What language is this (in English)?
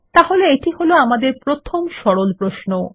Bangla